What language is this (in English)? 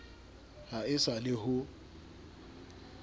Southern Sotho